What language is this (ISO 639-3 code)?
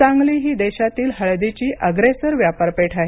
mar